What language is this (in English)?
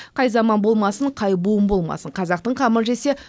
Kazakh